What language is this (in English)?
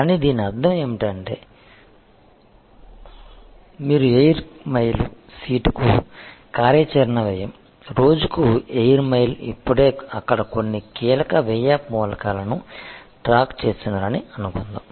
Telugu